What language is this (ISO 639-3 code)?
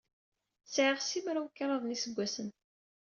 kab